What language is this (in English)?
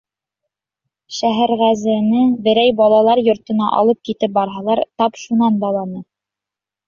Bashkir